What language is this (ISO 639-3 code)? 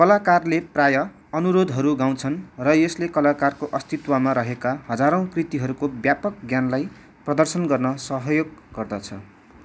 nep